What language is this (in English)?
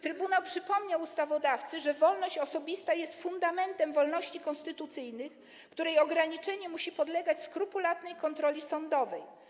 Polish